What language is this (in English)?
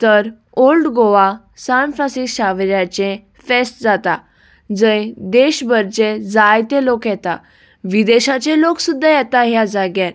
Konkani